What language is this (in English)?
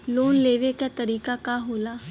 Bhojpuri